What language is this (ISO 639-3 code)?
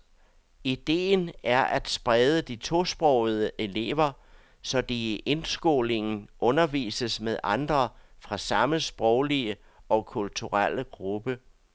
dan